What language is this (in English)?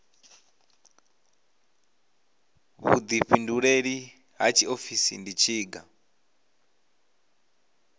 Venda